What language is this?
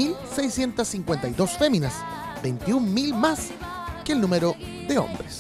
Spanish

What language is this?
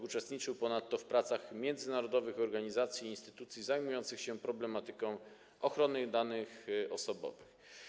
Polish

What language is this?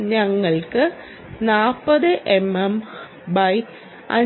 Malayalam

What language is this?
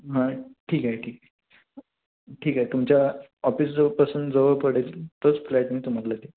Marathi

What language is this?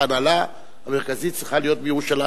Hebrew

